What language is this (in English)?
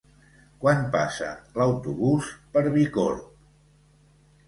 Catalan